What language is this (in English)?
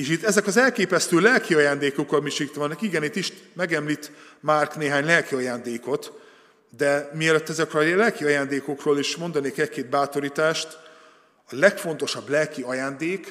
Hungarian